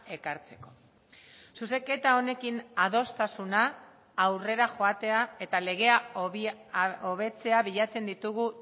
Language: Basque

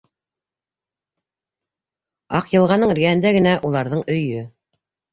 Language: Bashkir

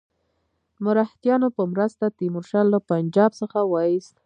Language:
Pashto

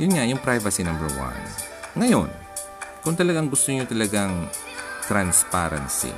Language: Filipino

